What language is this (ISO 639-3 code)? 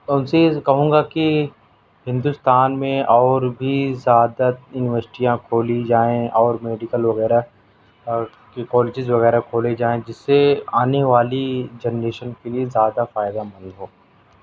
urd